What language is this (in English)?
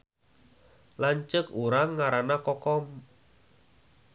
Sundanese